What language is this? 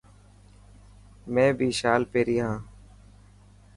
Dhatki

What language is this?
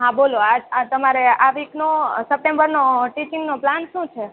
Gujarati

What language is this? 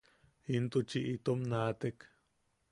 Yaqui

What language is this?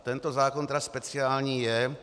Czech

